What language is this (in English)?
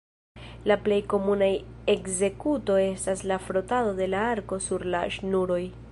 Esperanto